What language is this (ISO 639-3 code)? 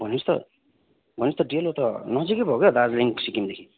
nep